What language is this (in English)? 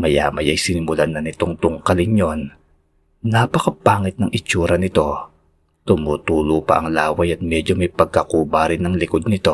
Filipino